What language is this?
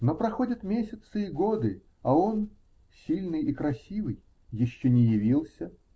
Russian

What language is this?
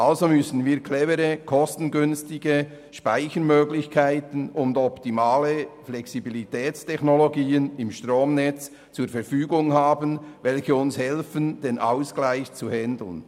Swiss German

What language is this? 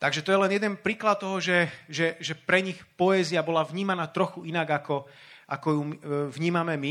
Slovak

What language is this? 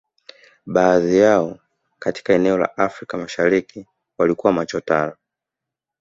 Swahili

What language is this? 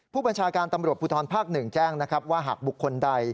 Thai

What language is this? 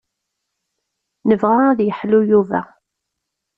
Kabyle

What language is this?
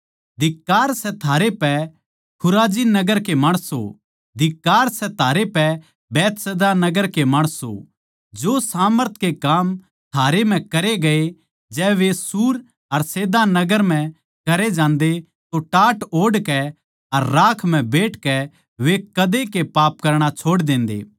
Haryanvi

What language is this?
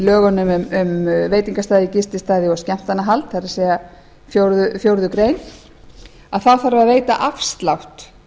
Icelandic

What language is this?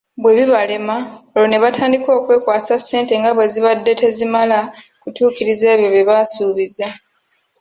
Ganda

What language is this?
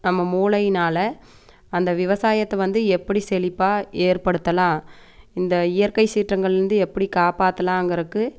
Tamil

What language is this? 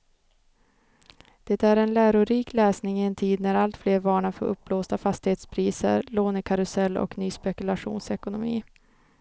Swedish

